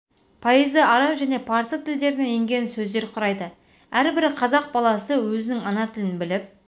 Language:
Kazakh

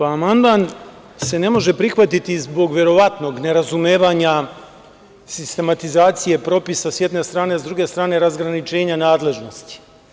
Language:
Serbian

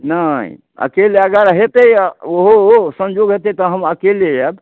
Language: Maithili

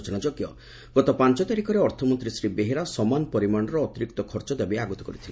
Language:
Odia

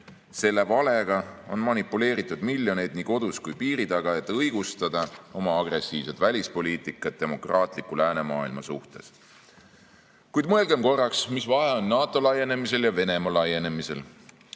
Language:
Estonian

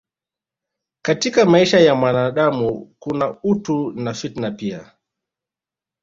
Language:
Swahili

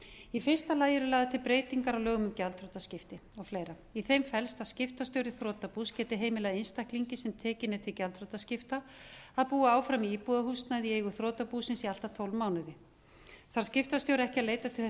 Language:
Icelandic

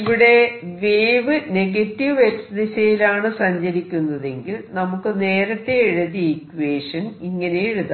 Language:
Malayalam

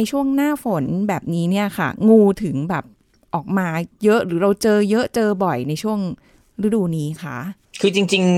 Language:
Thai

